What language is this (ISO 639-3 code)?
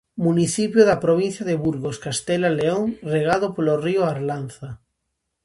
glg